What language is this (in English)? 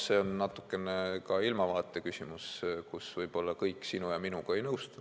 Estonian